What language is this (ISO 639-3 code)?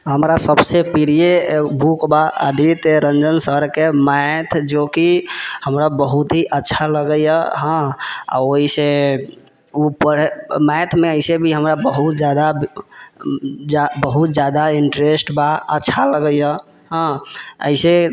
mai